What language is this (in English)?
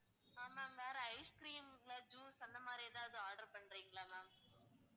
Tamil